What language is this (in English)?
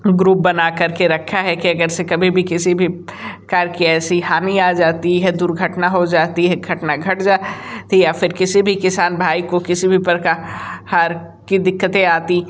Hindi